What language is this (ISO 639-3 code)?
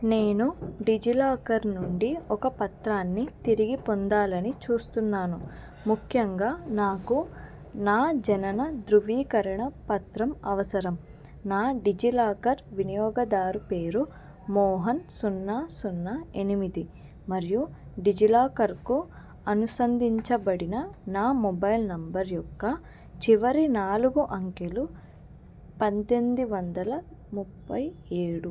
tel